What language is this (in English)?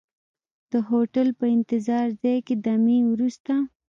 Pashto